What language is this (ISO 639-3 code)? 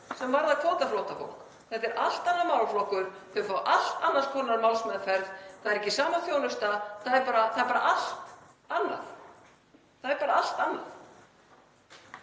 isl